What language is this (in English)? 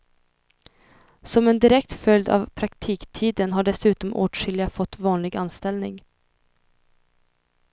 Swedish